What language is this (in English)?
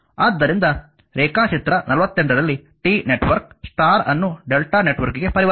Kannada